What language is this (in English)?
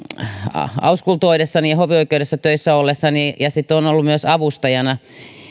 Finnish